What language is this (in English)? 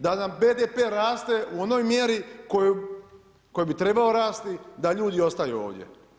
Croatian